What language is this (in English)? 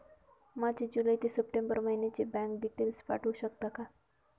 Marathi